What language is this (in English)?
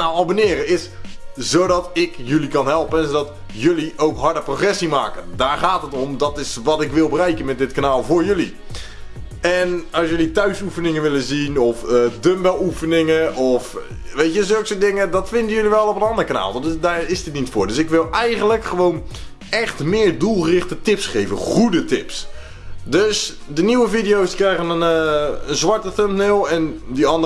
Dutch